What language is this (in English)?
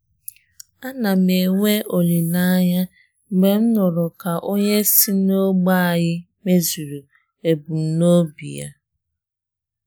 Igbo